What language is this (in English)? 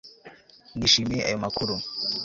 Kinyarwanda